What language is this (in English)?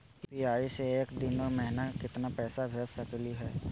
Magahi